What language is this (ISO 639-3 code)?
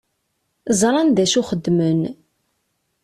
kab